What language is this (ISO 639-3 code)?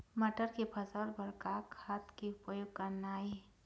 hne